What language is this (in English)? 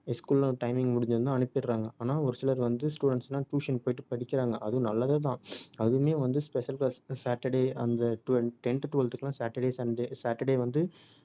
Tamil